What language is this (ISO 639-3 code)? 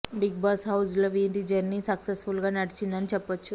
tel